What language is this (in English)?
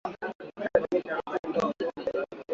Swahili